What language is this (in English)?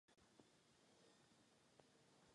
Czech